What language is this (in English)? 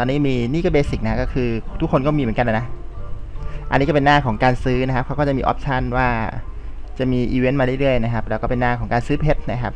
Thai